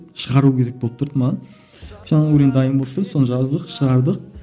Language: Kazakh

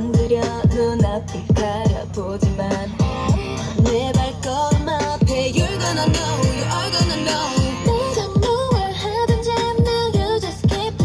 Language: Korean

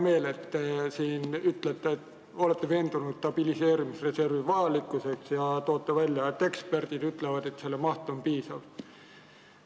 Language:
Estonian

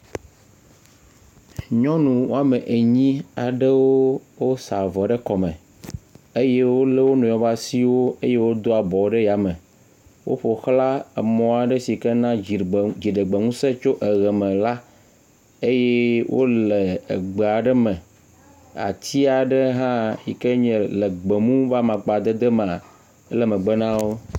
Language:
Ewe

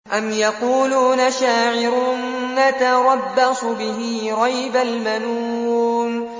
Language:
Arabic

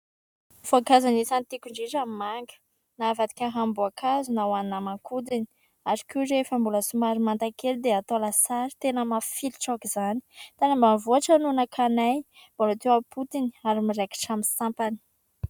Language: Malagasy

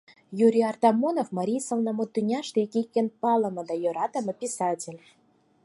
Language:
Mari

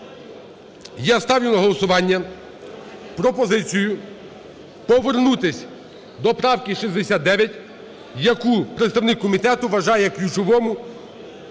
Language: Ukrainian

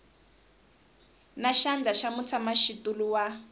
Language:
Tsonga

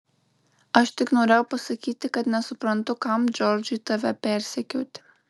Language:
Lithuanian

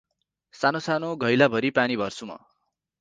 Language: Nepali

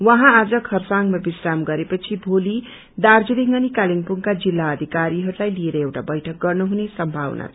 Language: Nepali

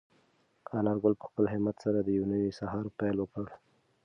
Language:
Pashto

